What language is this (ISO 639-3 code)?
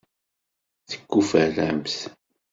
kab